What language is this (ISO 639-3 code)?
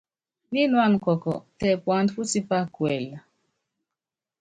yav